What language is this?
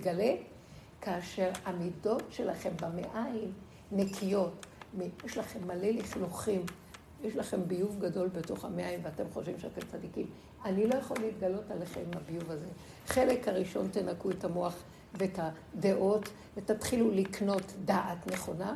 Hebrew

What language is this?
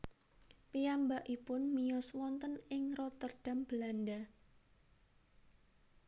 Javanese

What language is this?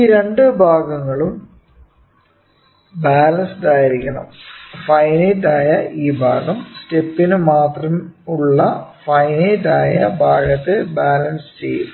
Malayalam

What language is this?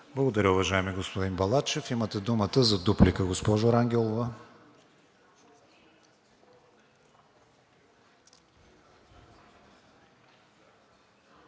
Bulgarian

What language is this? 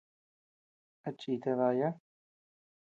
Tepeuxila Cuicatec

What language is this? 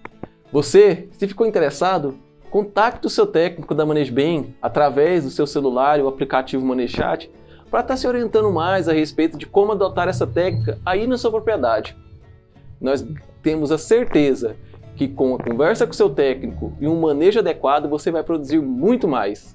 Portuguese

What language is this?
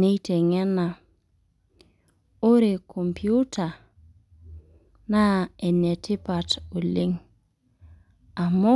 Masai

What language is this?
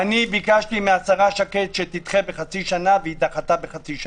Hebrew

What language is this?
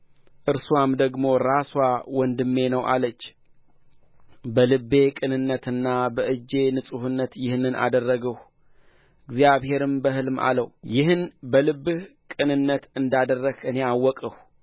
Amharic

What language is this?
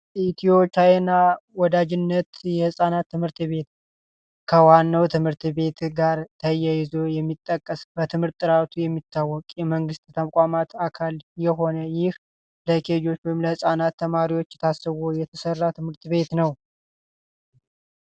Amharic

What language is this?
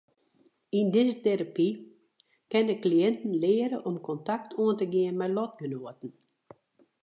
Western Frisian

